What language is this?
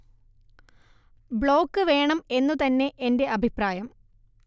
Malayalam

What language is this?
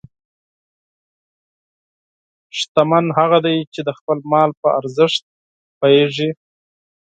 Pashto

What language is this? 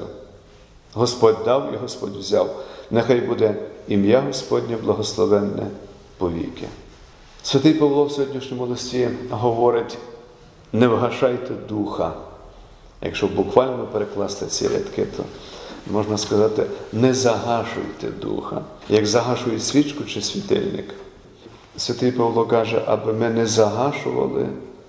Ukrainian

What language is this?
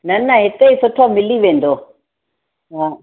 Sindhi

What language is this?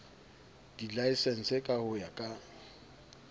Southern Sotho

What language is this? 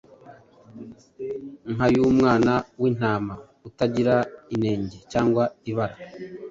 Kinyarwanda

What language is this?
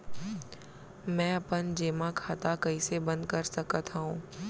Chhattisgarhi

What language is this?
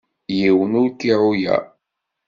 Kabyle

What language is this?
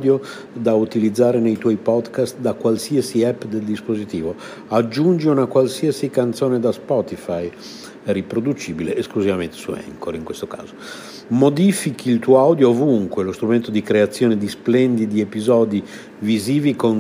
Italian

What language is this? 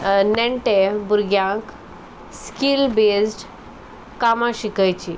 Konkani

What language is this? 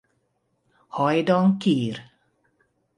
Hungarian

